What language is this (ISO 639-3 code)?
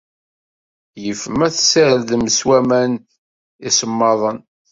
kab